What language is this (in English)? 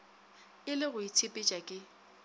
Northern Sotho